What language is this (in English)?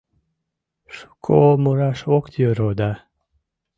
Mari